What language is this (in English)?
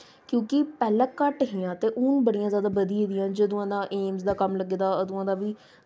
Dogri